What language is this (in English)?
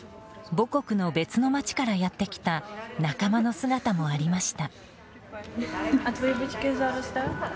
Japanese